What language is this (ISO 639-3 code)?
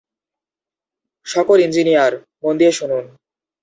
ben